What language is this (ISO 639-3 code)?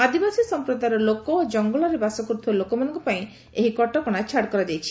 ori